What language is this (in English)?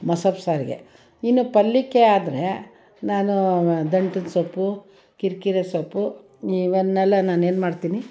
Kannada